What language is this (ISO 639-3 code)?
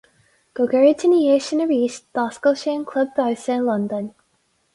gle